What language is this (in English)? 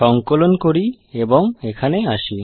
Bangla